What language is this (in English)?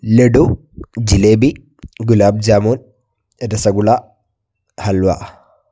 Malayalam